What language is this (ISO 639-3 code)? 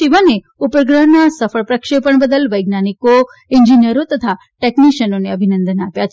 guj